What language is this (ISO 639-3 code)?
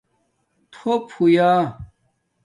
dmk